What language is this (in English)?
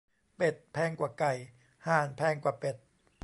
Thai